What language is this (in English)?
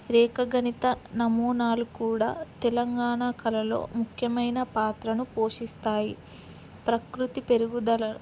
Telugu